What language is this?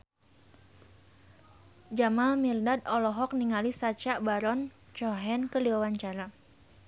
Sundanese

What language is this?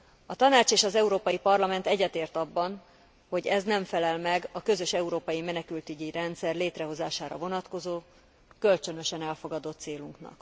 Hungarian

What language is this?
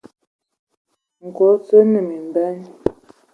Ewondo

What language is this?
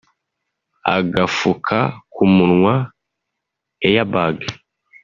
Kinyarwanda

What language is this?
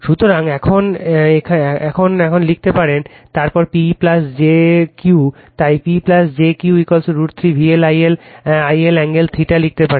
Bangla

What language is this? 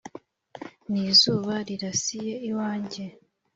Kinyarwanda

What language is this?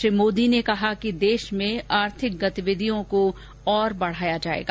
Hindi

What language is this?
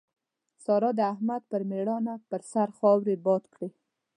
Pashto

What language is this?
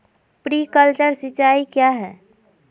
Magahi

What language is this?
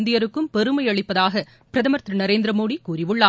Tamil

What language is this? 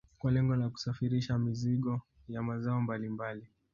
Swahili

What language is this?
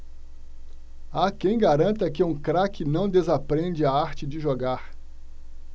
Portuguese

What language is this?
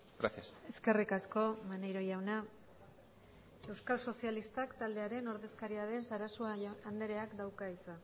Basque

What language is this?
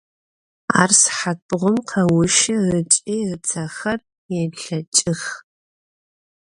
Adyghe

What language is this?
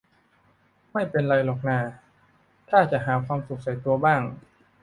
Thai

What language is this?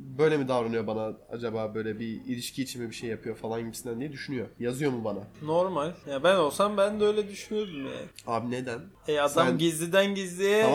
Turkish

